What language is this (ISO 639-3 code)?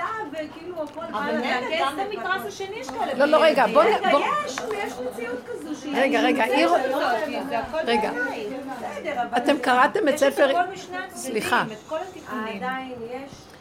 heb